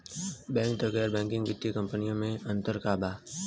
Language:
Bhojpuri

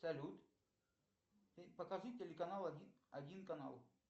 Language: Russian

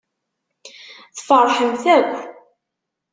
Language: Kabyle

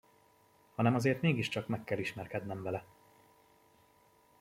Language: Hungarian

